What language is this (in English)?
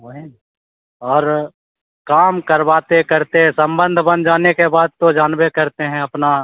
Hindi